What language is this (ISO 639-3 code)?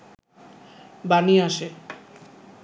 ben